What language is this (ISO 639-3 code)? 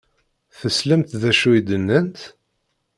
kab